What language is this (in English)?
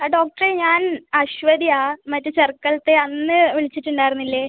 Malayalam